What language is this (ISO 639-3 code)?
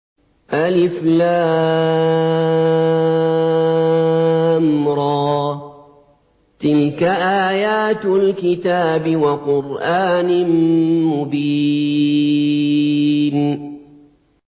ara